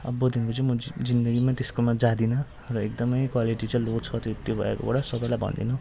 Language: Nepali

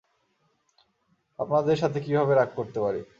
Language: Bangla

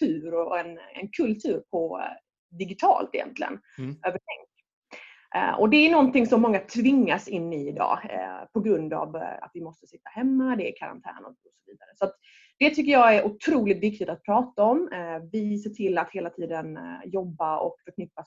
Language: Swedish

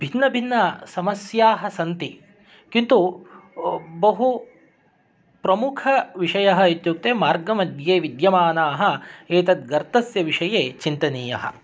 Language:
Sanskrit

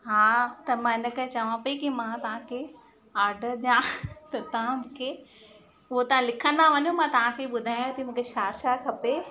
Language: Sindhi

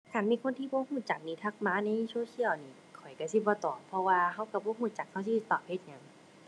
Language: Thai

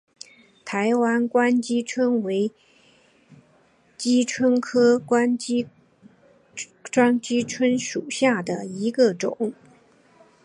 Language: Chinese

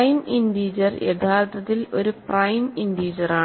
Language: Malayalam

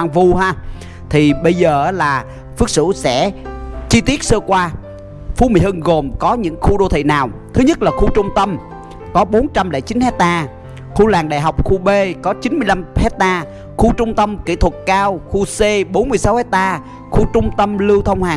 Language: Vietnamese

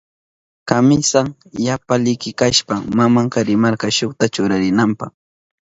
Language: Southern Pastaza Quechua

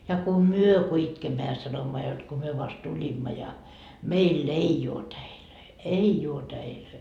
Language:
Finnish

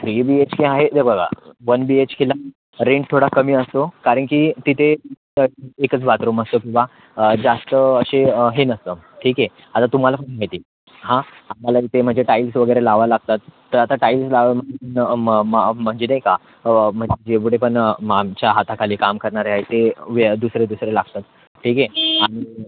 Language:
Marathi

